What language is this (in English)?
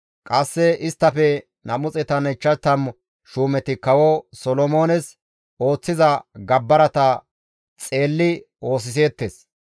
Gamo